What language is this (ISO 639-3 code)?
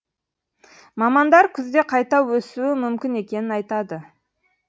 kaz